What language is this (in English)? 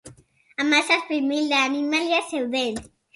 Basque